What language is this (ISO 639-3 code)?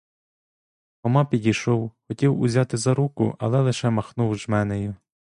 ukr